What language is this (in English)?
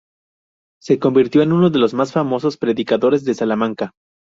Spanish